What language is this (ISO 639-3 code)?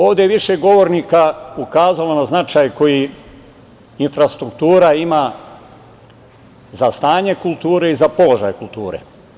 srp